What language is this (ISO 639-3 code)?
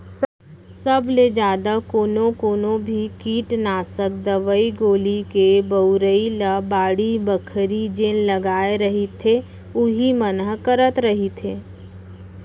hne